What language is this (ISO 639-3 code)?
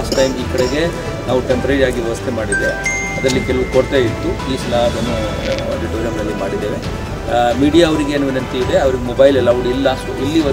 kan